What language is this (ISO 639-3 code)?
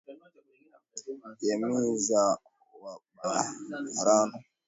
swa